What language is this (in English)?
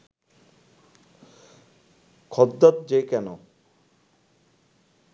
Bangla